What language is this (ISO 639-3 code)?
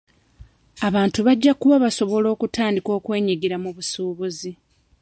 lug